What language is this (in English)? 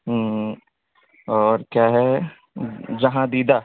Urdu